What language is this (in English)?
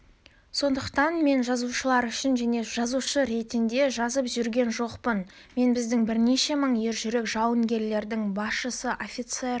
Kazakh